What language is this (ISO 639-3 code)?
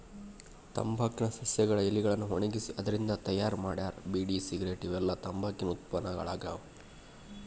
kan